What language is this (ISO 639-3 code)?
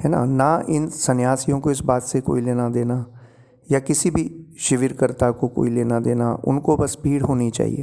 hin